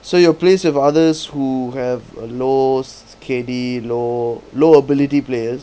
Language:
English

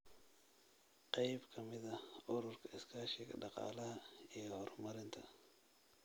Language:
Somali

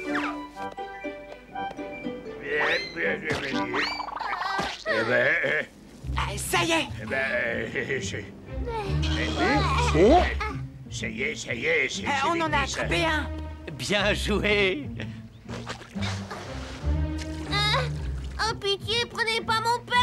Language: French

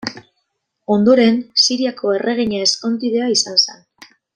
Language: Basque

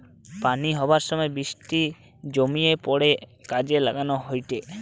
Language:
Bangla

